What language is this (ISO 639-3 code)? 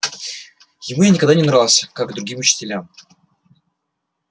rus